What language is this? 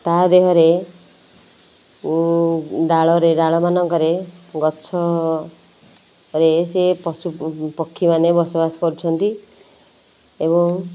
Odia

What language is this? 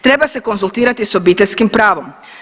Croatian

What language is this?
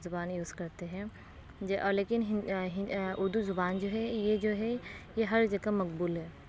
Urdu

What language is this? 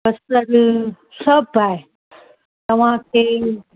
Sindhi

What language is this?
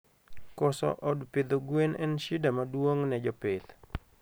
Luo (Kenya and Tanzania)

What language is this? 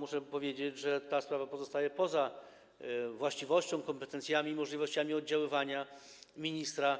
Polish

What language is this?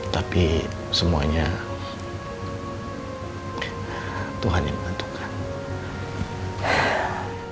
Indonesian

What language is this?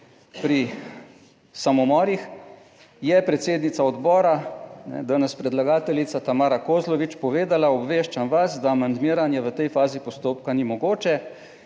Slovenian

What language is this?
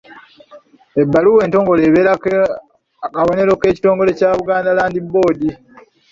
Ganda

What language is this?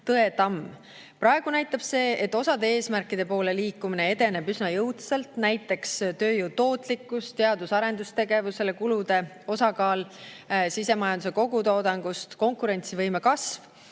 Estonian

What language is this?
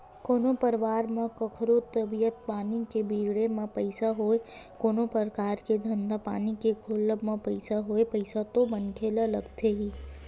Chhattisgarhi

